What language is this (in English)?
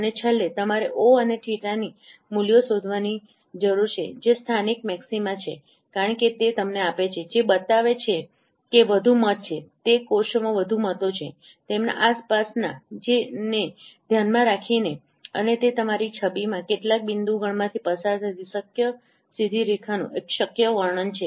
Gujarati